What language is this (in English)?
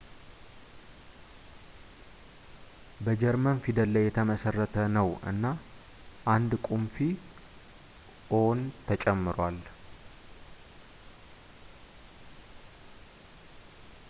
Amharic